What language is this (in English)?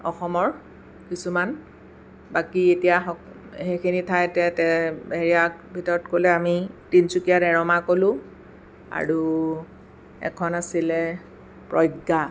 Assamese